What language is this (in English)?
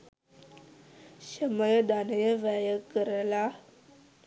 Sinhala